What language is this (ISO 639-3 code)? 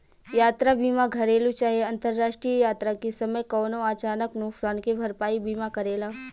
bho